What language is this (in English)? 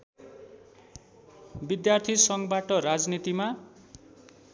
Nepali